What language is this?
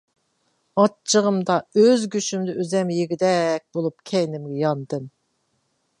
Uyghur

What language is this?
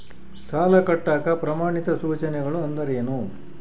Kannada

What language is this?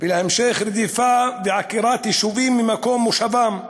Hebrew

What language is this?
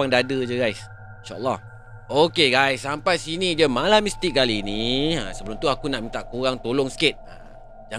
Malay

